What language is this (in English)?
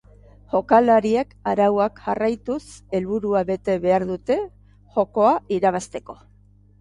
Basque